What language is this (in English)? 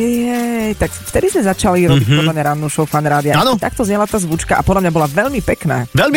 Slovak